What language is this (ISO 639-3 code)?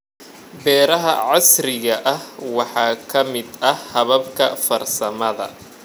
som